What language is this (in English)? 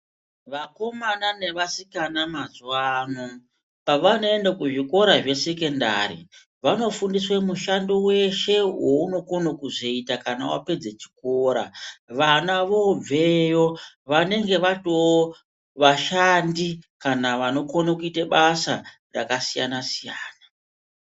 Ndau